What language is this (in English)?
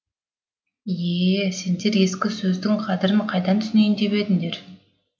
Kazakh